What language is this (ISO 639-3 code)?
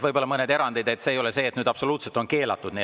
est